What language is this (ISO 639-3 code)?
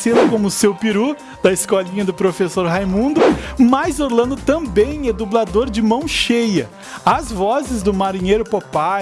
por